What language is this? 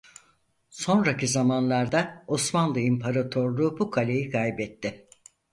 Turkish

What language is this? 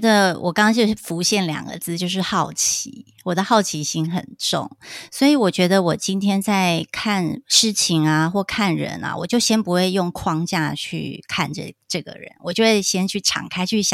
Chinese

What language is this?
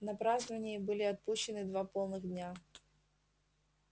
Russian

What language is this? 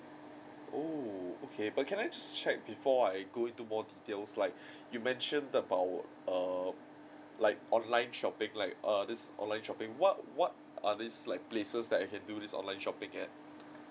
English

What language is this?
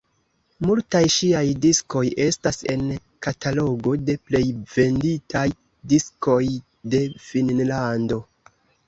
Esperanto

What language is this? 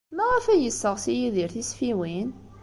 Kabyle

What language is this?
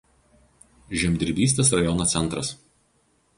Lithuanian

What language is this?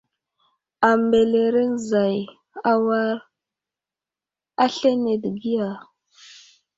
Wuzlam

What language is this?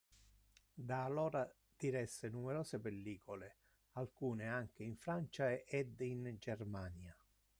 Italian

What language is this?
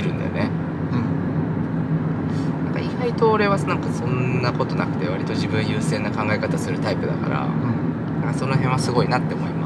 Japanese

